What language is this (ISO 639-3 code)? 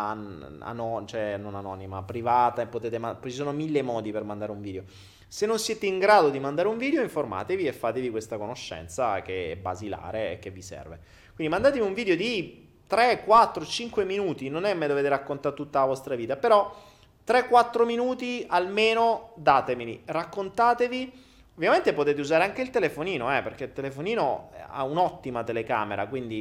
ita